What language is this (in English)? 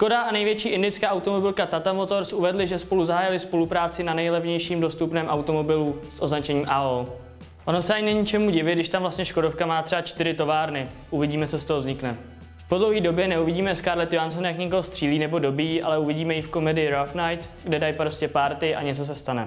Czech